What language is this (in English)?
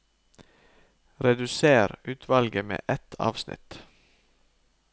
Norwegian